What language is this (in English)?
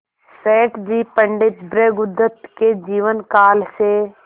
Hindi